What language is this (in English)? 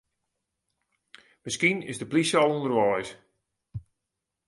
Western Frisian